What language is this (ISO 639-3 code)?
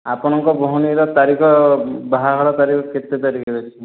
ori